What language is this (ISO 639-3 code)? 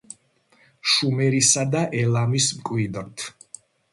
kat